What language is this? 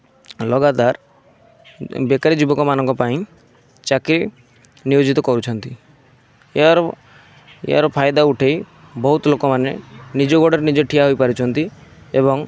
Odia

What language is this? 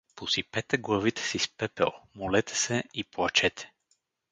Bulgarian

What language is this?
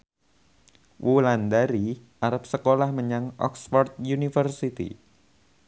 Javanese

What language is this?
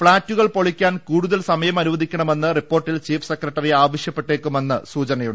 Malayalam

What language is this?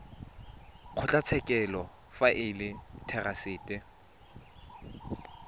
Tswana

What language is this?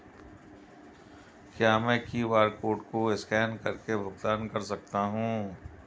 Hindi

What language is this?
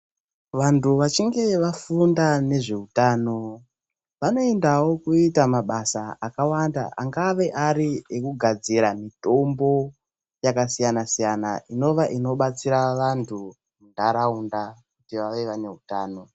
Ndau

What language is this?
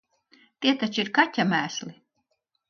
Latvian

